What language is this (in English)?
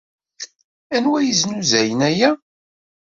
Kabyle